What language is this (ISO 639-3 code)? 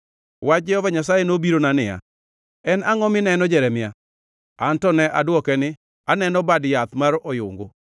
luo